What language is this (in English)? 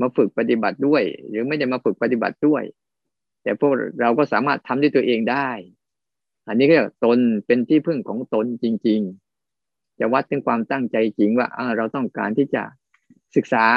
Thai